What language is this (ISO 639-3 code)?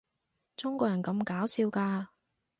yue